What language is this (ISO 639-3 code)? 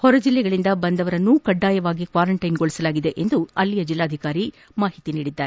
kan